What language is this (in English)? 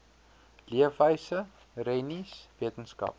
Afrikaans